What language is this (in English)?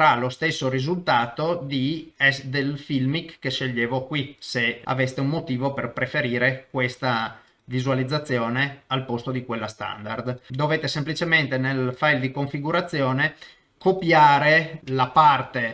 Italian